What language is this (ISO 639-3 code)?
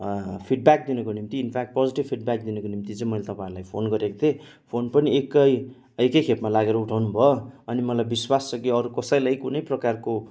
nep